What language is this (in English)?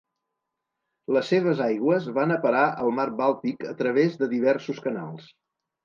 Catalan